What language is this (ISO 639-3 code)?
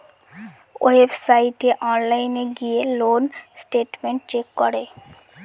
ben